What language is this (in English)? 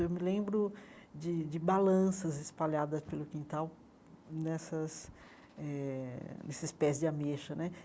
Portuguese